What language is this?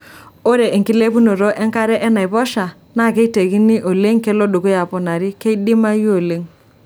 Masai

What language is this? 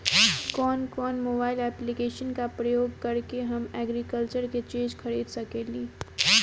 Bhojpuri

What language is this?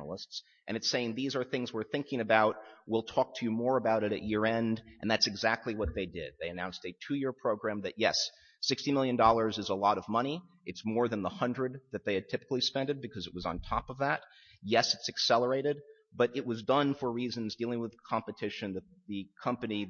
English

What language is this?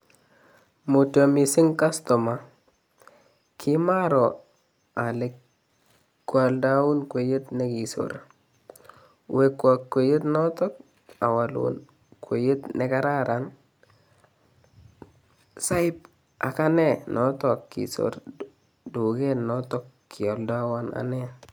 Kalenjin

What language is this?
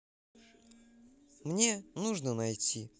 Russian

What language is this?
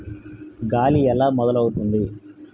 Telugu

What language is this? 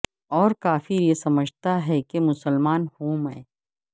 Urdu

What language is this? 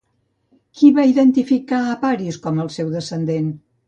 Catalan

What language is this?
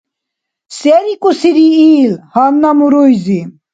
Dargwa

